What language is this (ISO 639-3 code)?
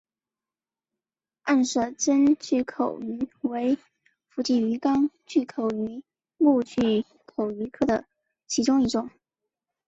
zho